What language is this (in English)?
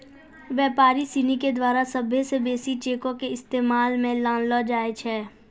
Maithili